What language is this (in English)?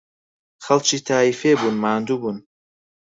Central Kurdish